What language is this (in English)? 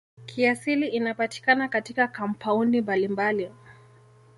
Swahili